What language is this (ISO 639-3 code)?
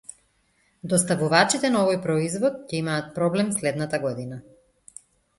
mkd